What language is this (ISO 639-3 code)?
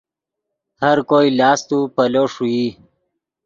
ydg